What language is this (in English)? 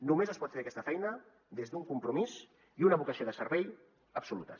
Catalan